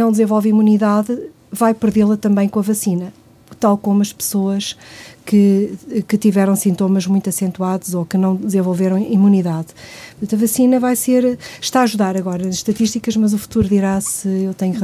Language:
Portuguese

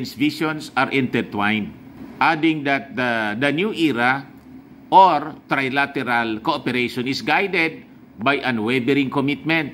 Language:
Filipino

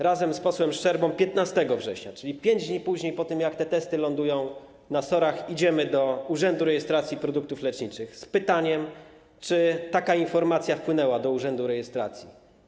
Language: Polish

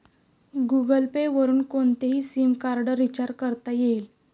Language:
Marathi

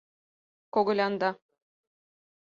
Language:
Mari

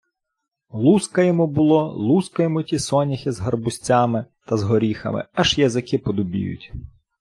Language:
Ukrainian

